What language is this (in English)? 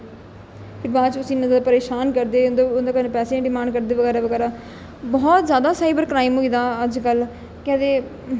Dogri